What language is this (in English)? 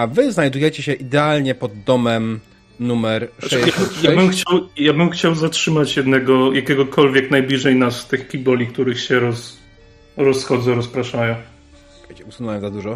Polish